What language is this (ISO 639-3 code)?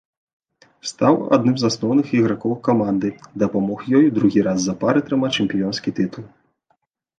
bel